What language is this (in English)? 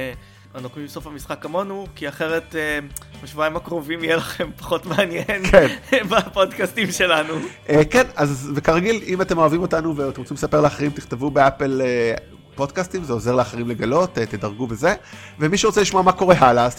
Hebrew